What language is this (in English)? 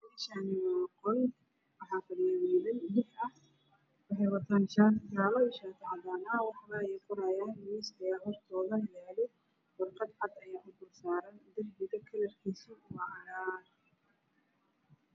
Somali